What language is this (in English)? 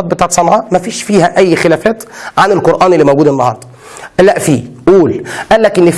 Arabic